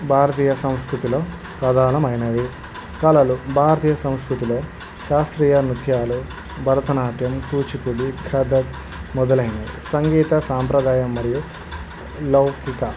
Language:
Telugu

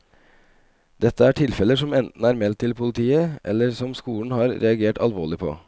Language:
Norwegian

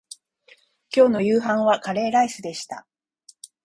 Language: Japanese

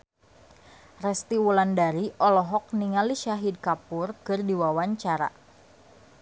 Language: Sundanese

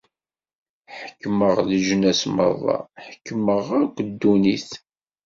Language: Kabyle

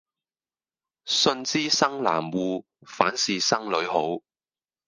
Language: Cantonese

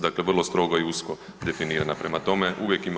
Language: Croatian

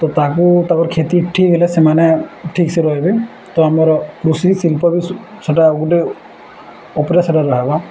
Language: Odia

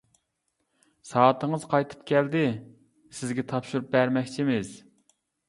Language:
Uyghur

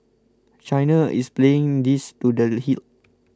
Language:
English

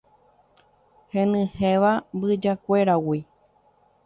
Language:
Guarani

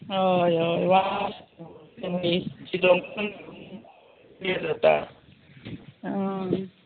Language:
Konkani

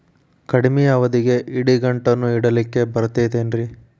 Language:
Kannada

